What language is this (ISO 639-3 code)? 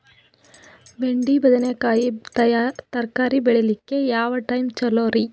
kan